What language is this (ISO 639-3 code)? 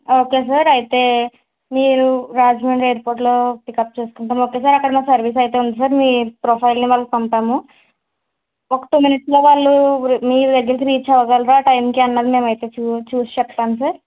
tel